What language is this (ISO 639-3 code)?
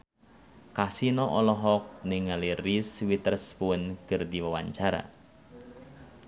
sun